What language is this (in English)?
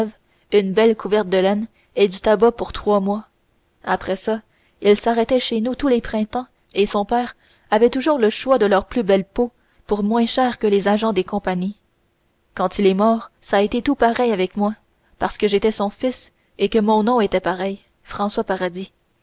French